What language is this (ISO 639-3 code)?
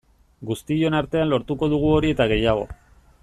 eus